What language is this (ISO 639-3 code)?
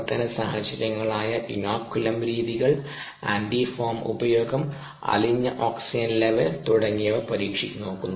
mal